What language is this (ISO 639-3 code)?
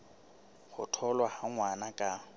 sot